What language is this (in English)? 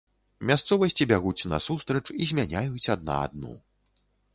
Belarusian